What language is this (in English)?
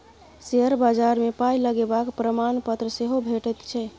Maithili